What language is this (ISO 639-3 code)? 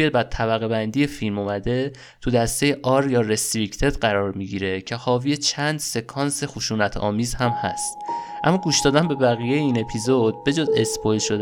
fas